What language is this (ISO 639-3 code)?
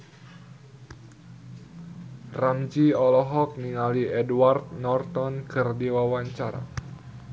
sun